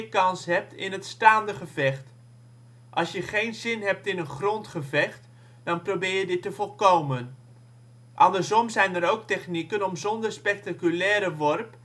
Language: Dutch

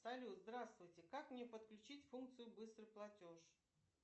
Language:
Russian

